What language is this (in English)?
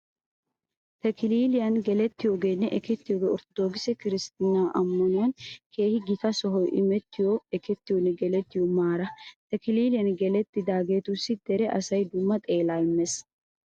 Wolaytta